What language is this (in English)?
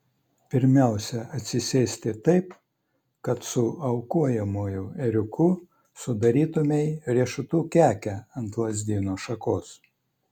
Lithuanian